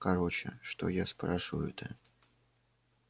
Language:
Russian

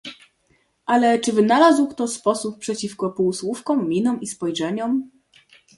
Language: Polish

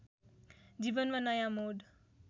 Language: Nepali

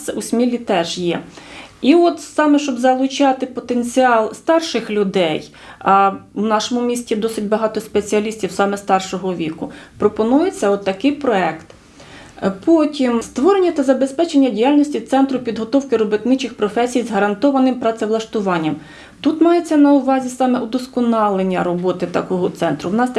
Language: Ukrainian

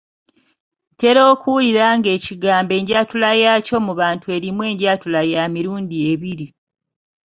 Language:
Ganda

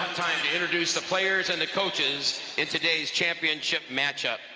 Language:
English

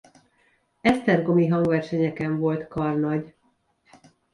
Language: Hungarian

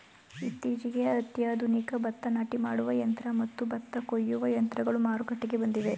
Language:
Kannada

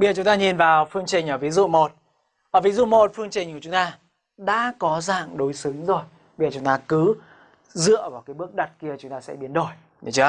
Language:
Vietnamese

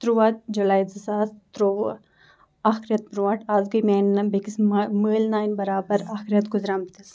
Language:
Kashmiri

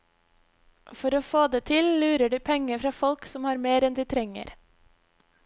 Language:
Norwegian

